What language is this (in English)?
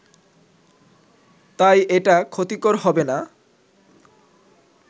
Bangla